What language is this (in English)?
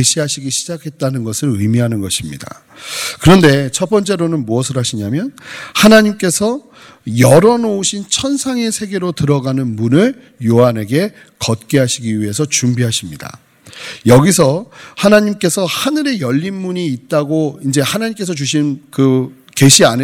Korean